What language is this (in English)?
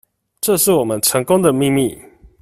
Chinese